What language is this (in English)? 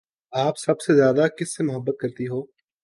Urdu